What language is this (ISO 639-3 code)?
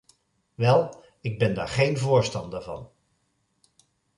nld